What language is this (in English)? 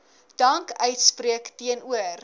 Afrikaans